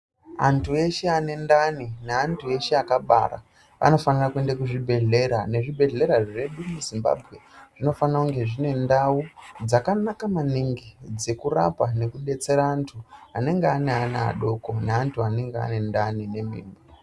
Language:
Ndau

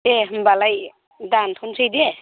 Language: Bodo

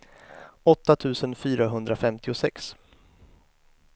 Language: Swedish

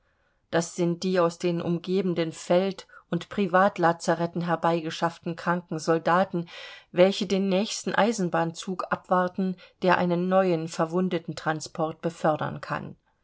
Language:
German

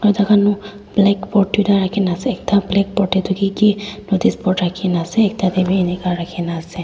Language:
Naga Pidgin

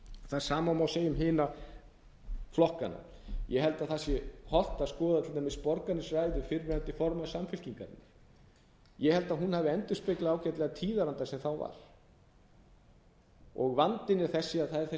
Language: Icelandic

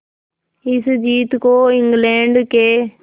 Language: Hindi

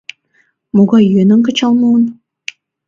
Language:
Mari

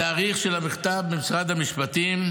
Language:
Hebrew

